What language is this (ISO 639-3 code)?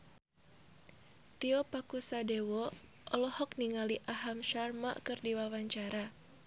sun